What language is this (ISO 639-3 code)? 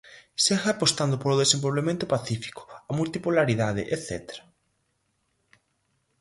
glg